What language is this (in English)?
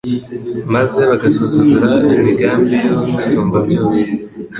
Kinyarwanda